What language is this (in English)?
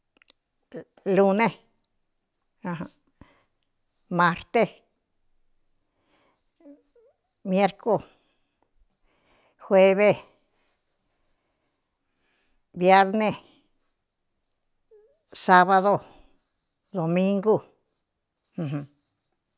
Cuyamecalco Mixtec